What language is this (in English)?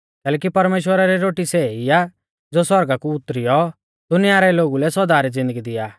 Mahasu Pahari